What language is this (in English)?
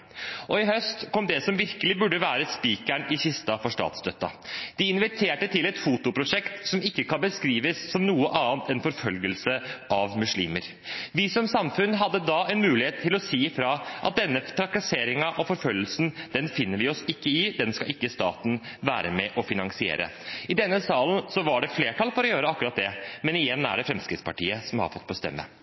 Norwegian Bokmål